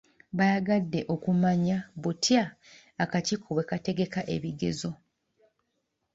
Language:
Ganda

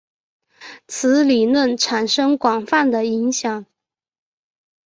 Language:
Chinese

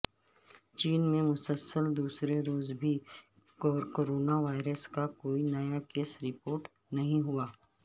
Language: Urdu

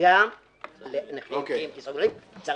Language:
Hebrew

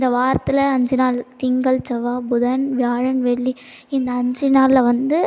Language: Tamil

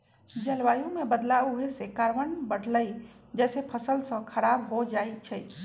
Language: Magahi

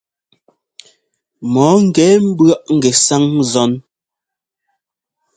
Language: Ngomba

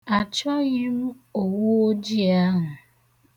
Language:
Igbo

